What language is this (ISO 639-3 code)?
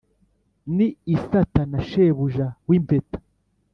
kin